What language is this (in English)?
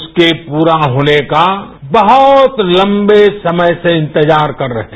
Hindi